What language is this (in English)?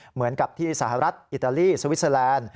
Thai